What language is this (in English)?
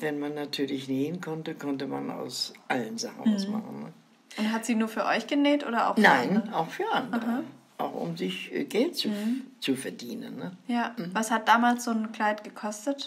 German